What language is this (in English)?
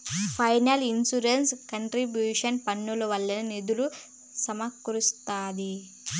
Telugu